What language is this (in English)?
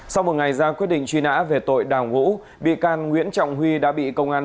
Vietnamese